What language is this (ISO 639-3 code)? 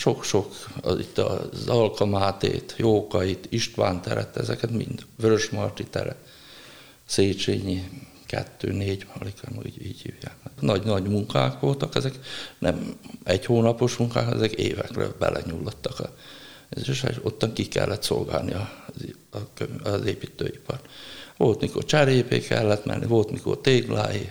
hun